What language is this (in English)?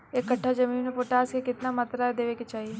Bhojpuri